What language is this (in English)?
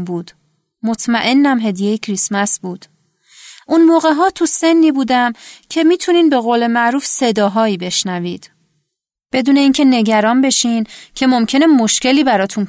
Persian